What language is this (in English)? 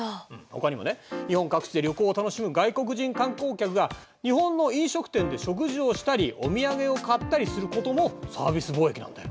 Japanese